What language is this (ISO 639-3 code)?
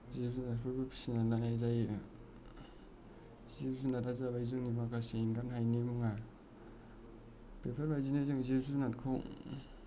brx